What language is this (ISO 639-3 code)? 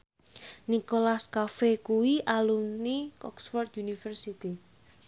jav